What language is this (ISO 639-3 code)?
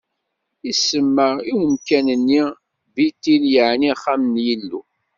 kab